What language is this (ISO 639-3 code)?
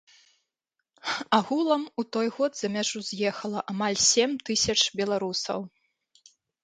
bel